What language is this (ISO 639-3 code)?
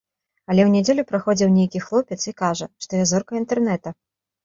bel